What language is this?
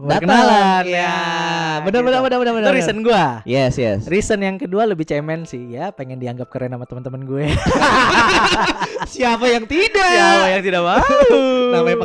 Indonesian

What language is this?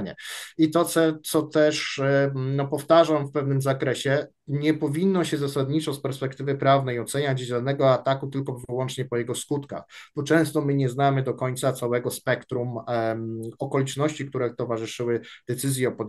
Polish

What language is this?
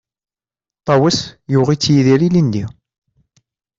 Kabyle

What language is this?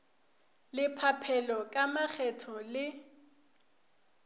Northern Sotho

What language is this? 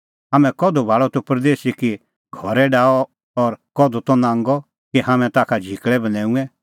Kullu Pahari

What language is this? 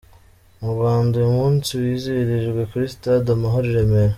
Kinyarwanda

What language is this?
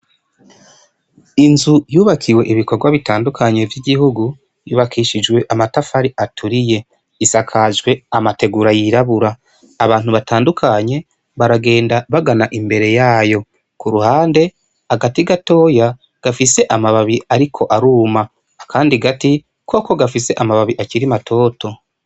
Rundi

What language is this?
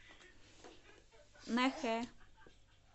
Russian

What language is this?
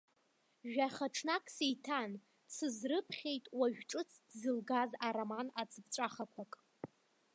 Abkhazian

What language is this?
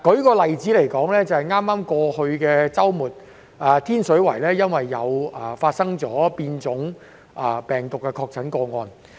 Cantonese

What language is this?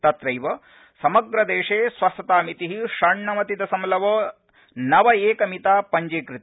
Sanskrit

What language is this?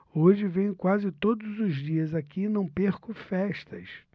Portuguese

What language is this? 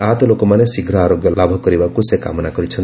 Odia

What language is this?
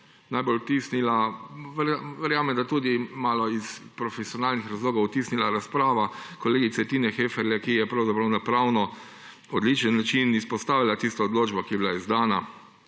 Slovenian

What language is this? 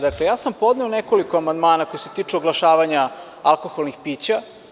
Serbian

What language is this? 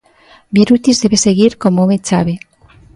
Galician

